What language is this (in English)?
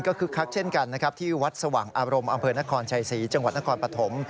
Thai